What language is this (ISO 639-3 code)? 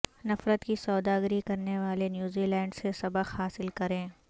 urd